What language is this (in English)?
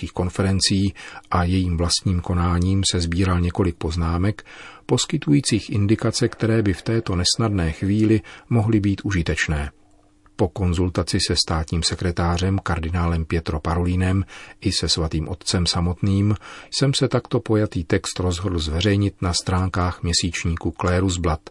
Czech